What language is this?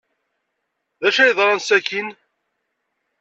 Kabyle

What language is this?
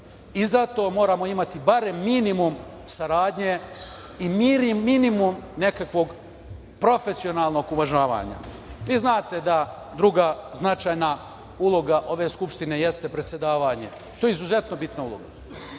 Serbian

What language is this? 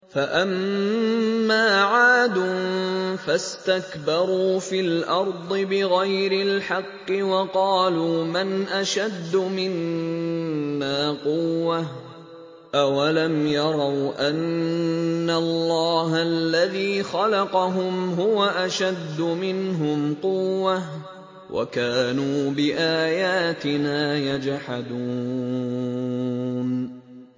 Arabic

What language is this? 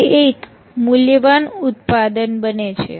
Gujarati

